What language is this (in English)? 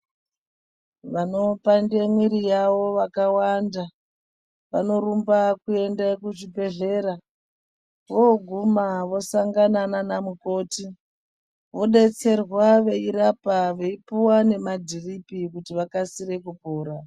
Ndau